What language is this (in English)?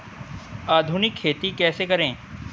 Hindi